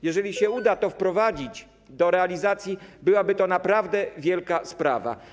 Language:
Polish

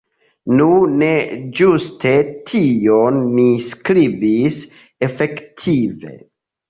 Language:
Esperanto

